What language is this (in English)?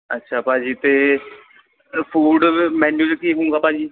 Punjabi